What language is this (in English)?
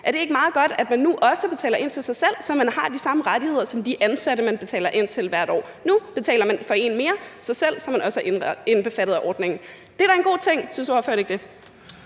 Danish